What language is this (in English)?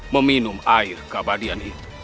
Indonesian